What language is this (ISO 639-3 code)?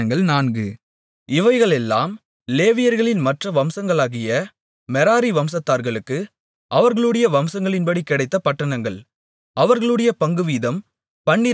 tam